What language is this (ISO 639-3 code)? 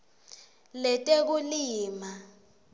ssw